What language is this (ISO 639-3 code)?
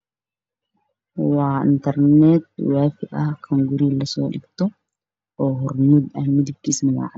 som